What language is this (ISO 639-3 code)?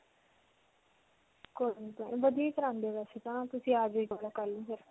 pan